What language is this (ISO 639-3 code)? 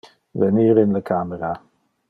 ina